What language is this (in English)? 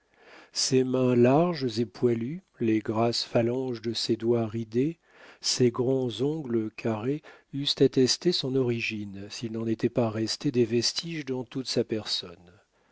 French